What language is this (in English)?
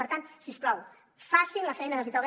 Catalan